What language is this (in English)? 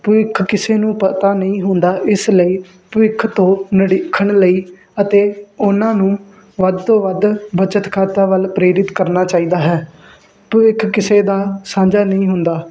Punjabi